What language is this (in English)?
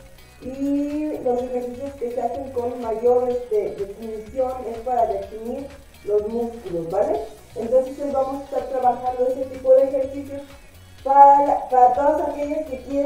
Spanish